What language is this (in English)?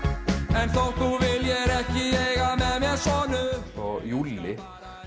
Icelandic